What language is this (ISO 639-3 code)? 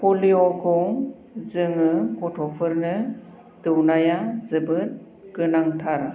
brx